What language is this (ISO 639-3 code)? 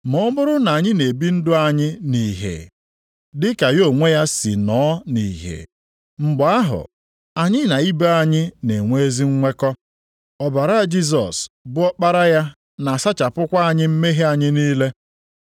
ibo